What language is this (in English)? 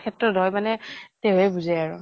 Assamese